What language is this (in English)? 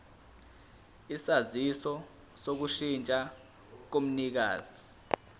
Zulu